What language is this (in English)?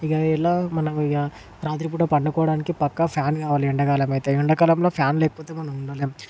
Telugu